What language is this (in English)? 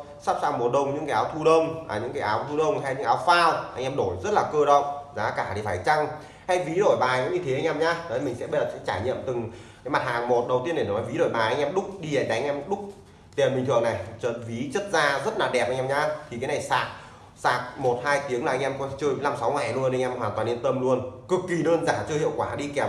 Vietnamese